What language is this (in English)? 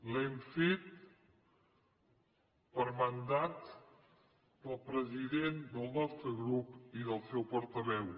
Catalan